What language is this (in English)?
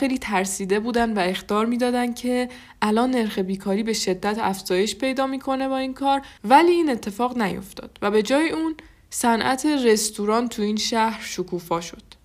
Persian